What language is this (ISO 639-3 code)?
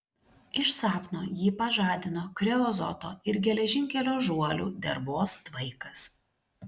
lit